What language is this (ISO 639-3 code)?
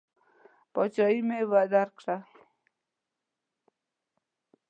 pus